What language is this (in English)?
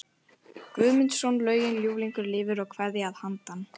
Icelandic